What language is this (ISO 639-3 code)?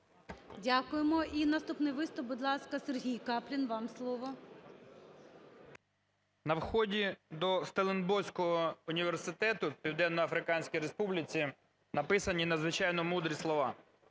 ukr